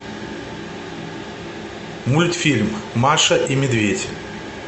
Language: Russian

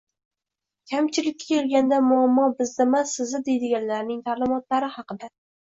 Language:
Uzbek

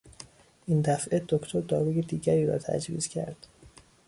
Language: Persian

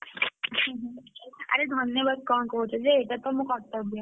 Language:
Odia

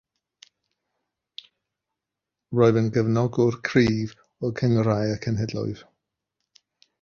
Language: Welsh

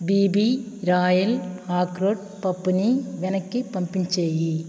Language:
Telugu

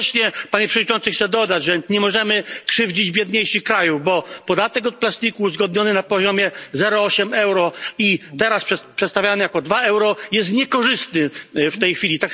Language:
Polish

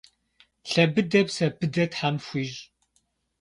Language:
Kabardian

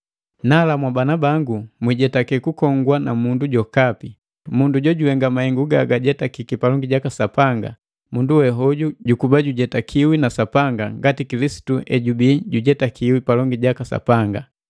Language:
Matengo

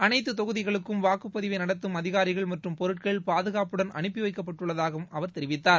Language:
Tamil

